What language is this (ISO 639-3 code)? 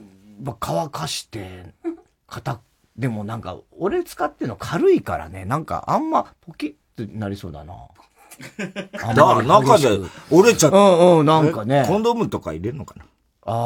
jpn